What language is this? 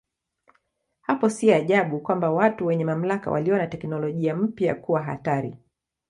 Swahili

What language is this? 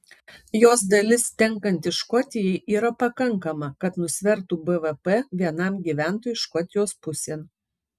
Lithuanian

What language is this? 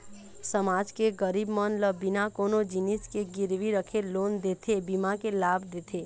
Chhattisgarhi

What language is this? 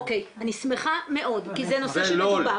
Hebrew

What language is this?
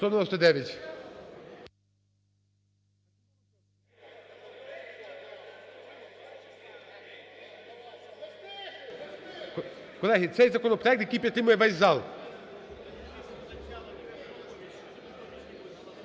Ukrainian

